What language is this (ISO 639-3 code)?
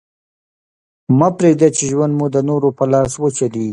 pus